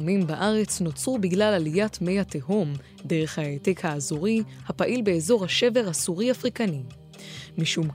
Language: Hebrew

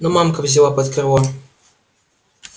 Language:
Russian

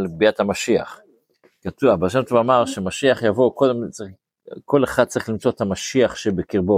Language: Hebrew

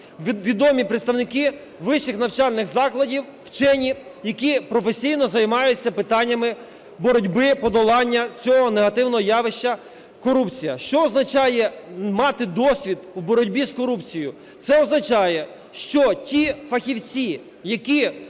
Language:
Ukrainian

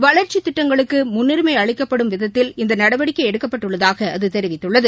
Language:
Tamil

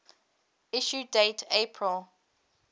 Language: English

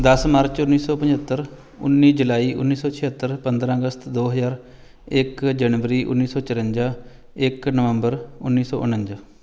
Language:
Punjabi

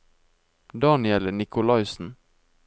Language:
Norwegian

